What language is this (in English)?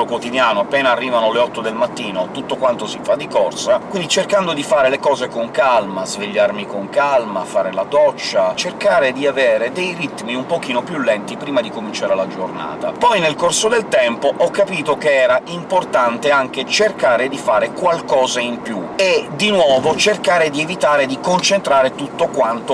Italian